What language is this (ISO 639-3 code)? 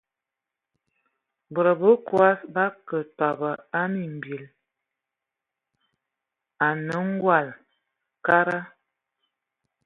ewo